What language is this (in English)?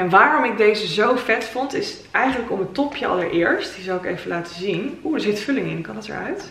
Dutch